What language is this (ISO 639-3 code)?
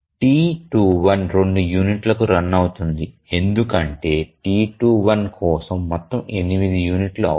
tel